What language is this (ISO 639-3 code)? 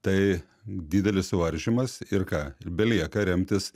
lit